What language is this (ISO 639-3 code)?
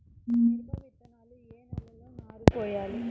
tel